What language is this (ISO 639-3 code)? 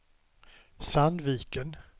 swe